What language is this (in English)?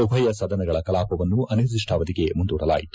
Kannada